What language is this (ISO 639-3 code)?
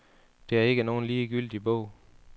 dan